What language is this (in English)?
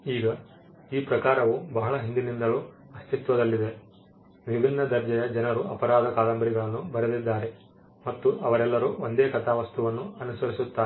Kannada